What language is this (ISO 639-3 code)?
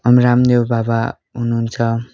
nep